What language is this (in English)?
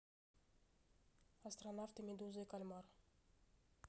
Russian